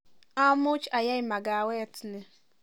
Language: Kalenjin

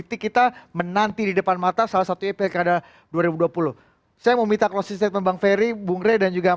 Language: Indonesian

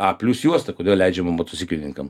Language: Lithuanian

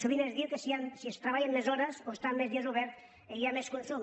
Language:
Catalan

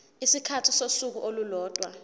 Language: Zulu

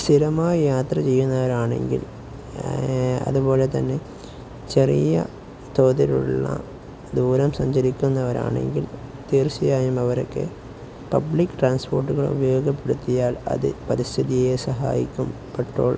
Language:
Malayalam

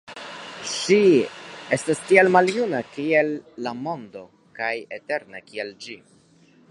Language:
Esperanto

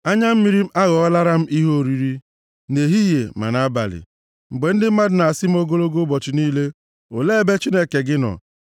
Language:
Igbo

